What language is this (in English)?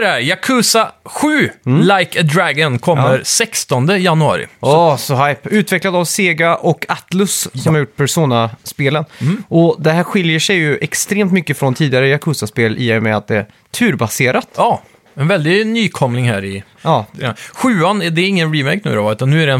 Swedish